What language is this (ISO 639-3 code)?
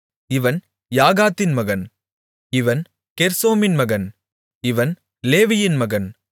tam